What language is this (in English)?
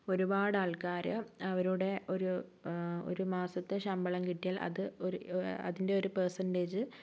Malayalam